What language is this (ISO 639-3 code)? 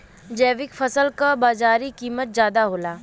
bho